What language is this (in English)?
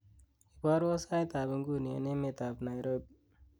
Kalenjin